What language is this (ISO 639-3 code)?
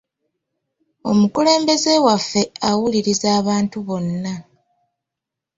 lug